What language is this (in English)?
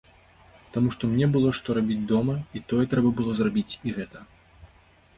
Belarusian